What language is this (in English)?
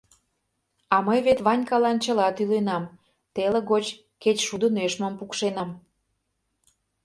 Mari